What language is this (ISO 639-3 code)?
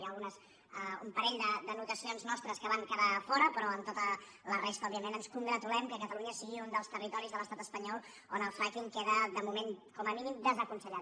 cat